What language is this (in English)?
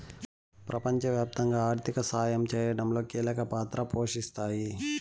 Telugu